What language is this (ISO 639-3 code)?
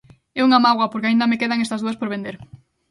glg